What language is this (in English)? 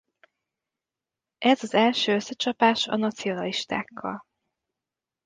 Hungarian